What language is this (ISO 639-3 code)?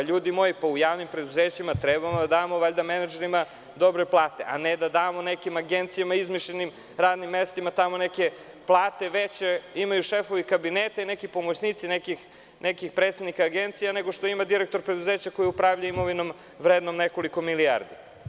srp